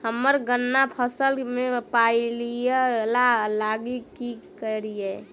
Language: Maithili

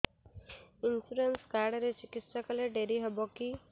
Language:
Odia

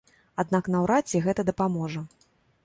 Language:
Belarusian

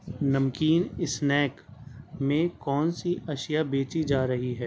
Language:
Urdu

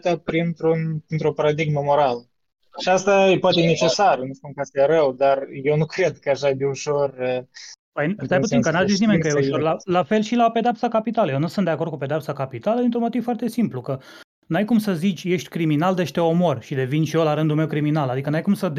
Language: Romanian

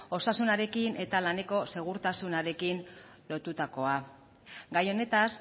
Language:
Basque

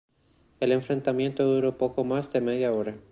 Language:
Spanish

